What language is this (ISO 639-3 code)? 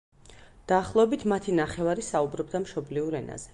kat